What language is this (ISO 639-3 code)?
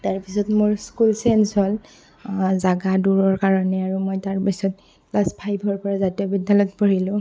asm